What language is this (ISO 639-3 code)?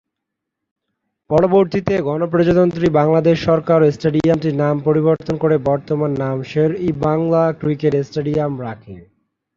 ben